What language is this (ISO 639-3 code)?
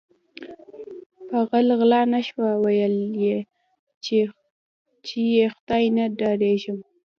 pus